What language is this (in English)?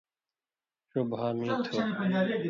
Indus Kohistani